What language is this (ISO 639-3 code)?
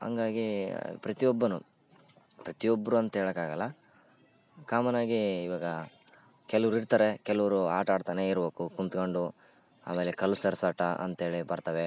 kan